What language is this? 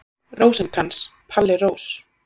Icelandic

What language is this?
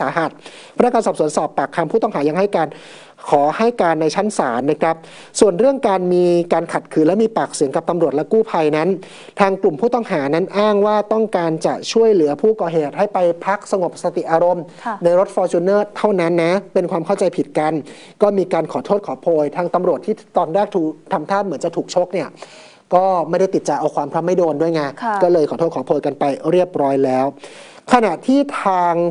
Thai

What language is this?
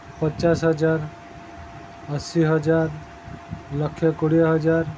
Odia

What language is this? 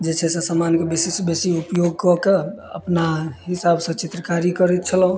Maithili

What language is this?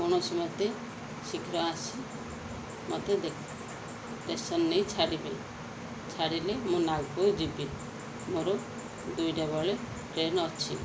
Odia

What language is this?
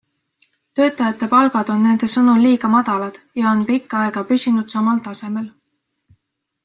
Estonian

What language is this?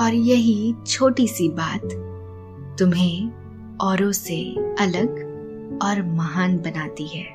Hindi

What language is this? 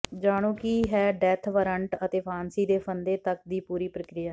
Punjabi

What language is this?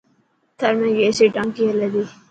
Dhatki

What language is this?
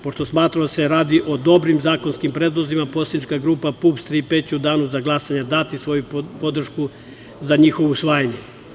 Serbian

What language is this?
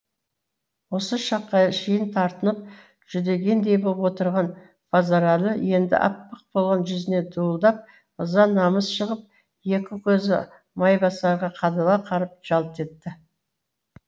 Kazakh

